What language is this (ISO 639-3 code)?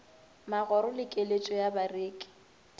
nso